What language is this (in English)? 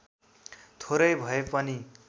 Nepali